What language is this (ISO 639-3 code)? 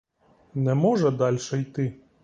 ukr